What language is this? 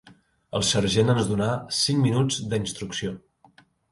Catalan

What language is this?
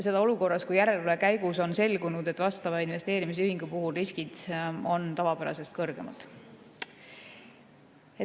Estonian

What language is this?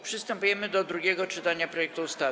Polish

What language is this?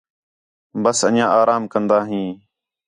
Khetrani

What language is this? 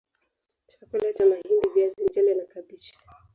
Swahili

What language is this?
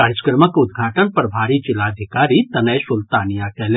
Maithili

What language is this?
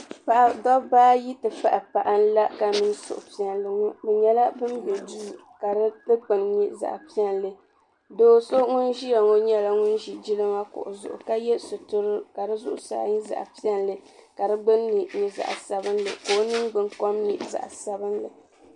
Dagbani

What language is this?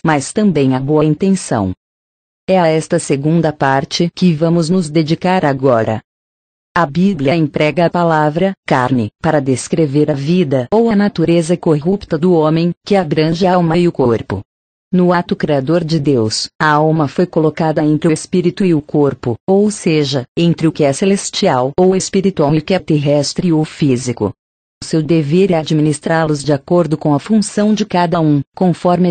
Portuguese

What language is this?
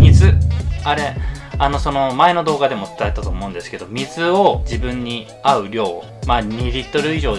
Japanese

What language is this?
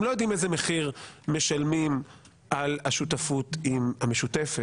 Hebrew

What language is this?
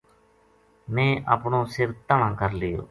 Gujari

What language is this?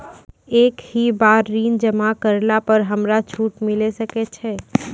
Maithili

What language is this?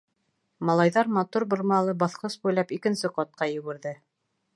Bashkir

